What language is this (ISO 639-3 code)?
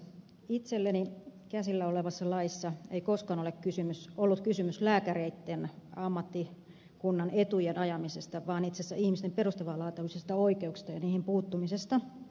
fin